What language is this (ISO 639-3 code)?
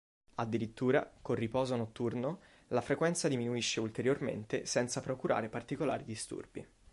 ita